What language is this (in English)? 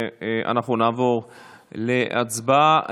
Hebrew